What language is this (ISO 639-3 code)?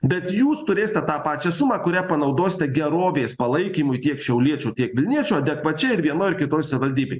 lit